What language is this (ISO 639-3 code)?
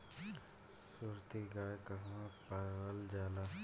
bho